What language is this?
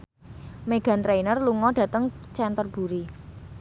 Javanese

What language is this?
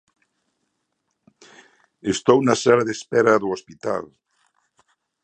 Galician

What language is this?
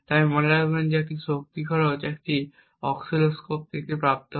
Bangla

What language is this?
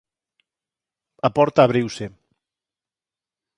Galician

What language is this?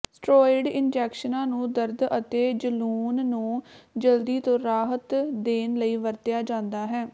Punjabi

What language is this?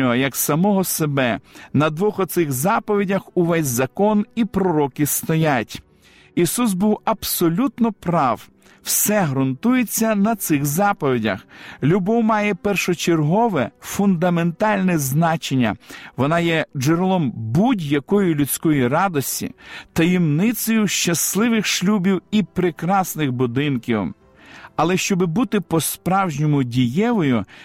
Ukrainian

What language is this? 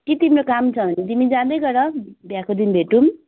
Nepali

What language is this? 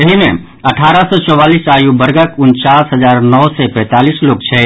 Maithili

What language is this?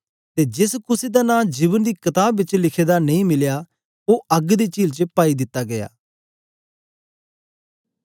Dogri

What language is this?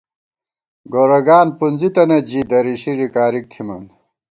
Gawar-Bati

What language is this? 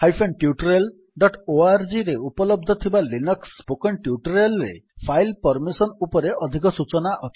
Odia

